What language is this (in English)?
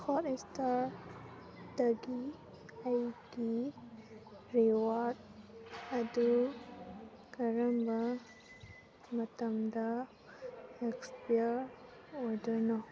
Manipuri